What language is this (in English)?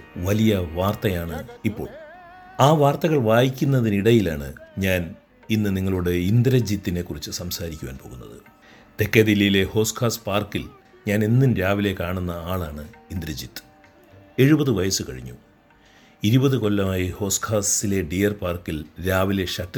Malayalam